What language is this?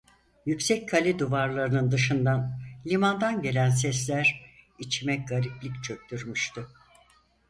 Turkish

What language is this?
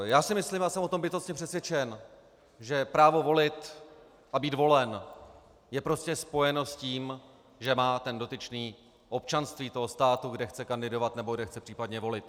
Czech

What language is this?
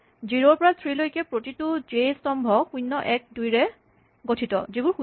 Assamese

